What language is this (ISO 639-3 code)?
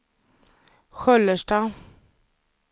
swe